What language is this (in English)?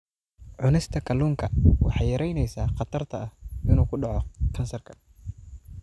Somali